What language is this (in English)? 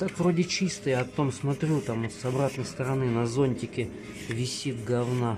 Russian